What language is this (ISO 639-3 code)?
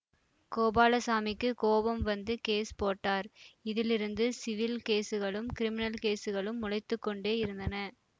tam